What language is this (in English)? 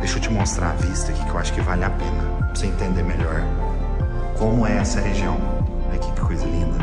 Portuguese